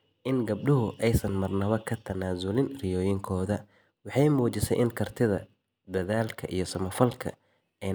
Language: Somali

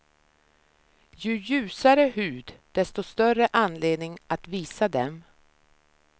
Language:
Swedish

